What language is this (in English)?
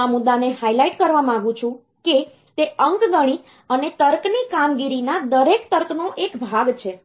Gujarati